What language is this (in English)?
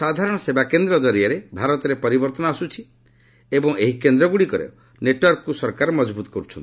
Odia